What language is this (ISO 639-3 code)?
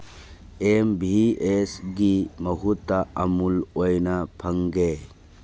mni